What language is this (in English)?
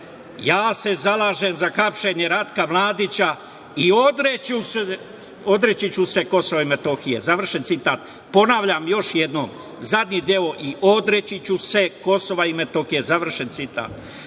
Serbian